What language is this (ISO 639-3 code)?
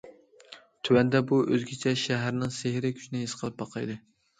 uig